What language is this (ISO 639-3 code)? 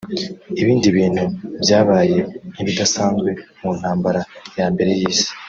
kin